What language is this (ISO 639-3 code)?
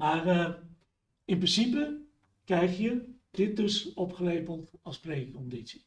nld